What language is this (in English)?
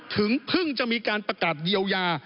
Thai